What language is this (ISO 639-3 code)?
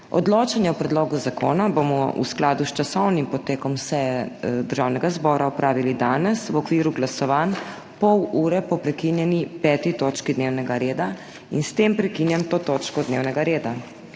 slv